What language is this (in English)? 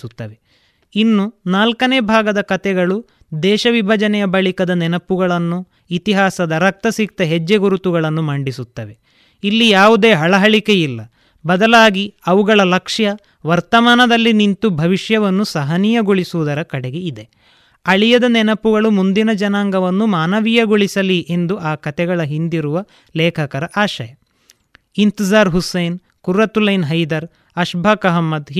Kannada